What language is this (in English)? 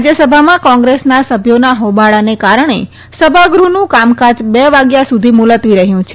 Gujarati